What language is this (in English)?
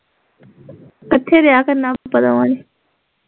Punjabi